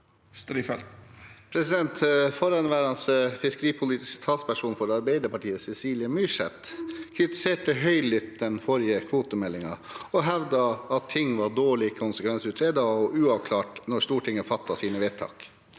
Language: Norwegian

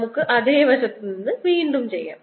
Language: Malayalam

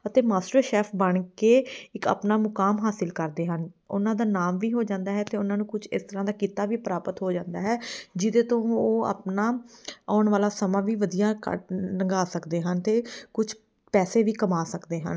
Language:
Punjabi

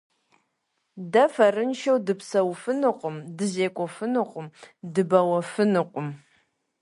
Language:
Kabardian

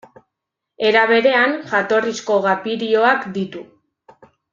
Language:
Basque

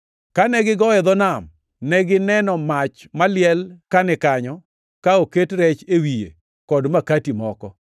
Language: Luo (Kenya and Tanzania)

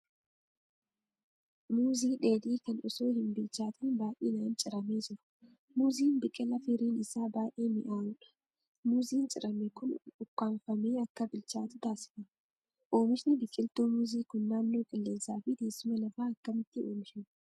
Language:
Oromo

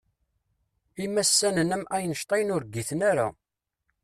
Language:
Kabyle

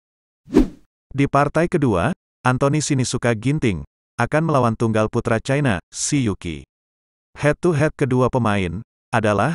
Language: Indonesian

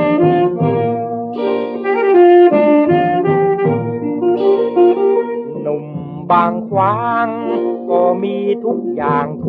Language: Thai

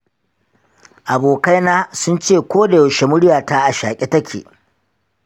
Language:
Hausa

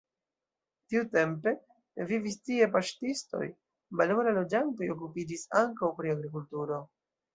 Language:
Esperanto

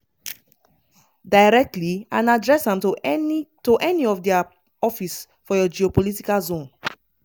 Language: Nigerian Pidgin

